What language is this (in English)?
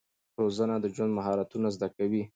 Pashto